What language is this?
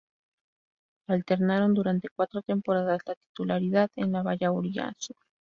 Spanish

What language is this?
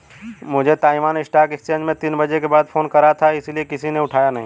Hindi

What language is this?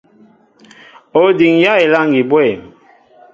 Mbo (Cameroon)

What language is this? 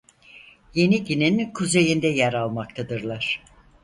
Turkish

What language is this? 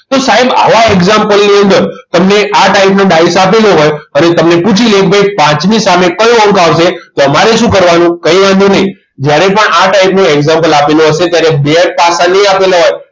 Gujarati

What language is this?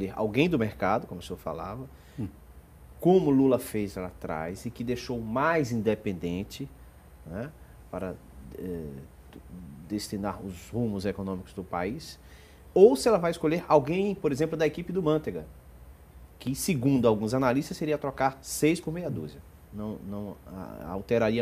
Portuguese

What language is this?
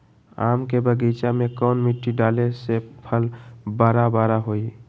Magahi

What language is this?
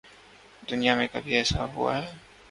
Urdu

